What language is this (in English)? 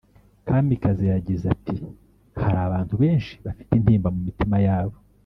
Kinyarwanda